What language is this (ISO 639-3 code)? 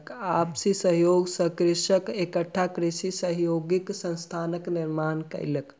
mai